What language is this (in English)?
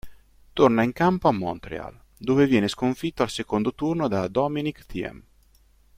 Italian